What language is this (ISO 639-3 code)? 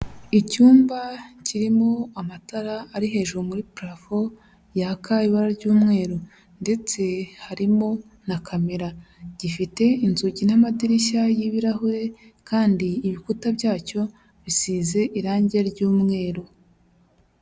kin